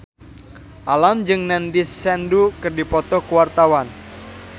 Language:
Sundanese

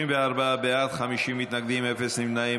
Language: Hebrew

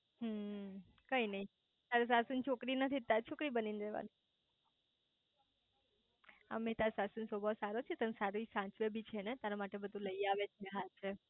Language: Gujarati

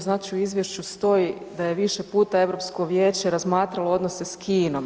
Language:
Croatian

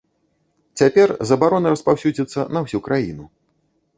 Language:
Belarusian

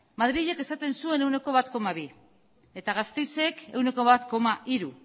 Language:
Basque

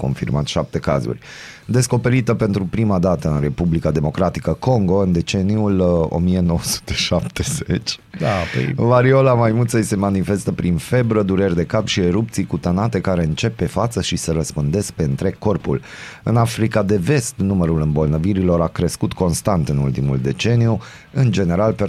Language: Romanian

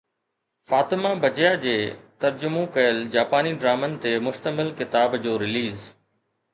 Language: Sindhi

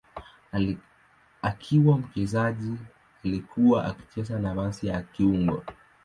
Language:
Swahili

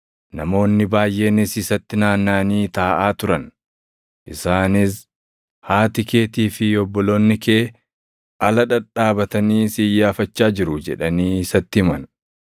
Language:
Oromo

